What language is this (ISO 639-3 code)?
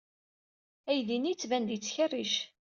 kab